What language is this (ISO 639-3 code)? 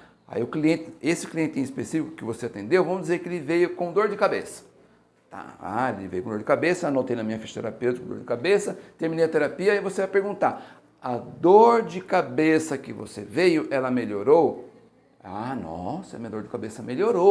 por